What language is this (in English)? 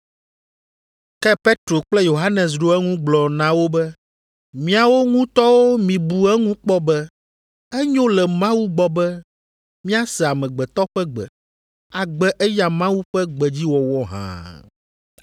Ewe